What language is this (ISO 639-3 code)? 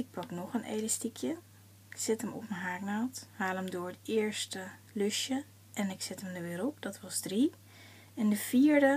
nld